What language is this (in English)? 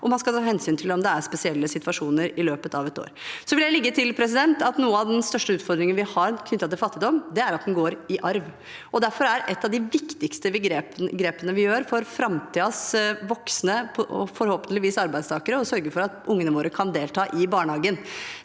Norwegian